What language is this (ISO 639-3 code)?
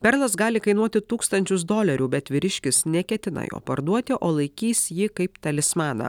lit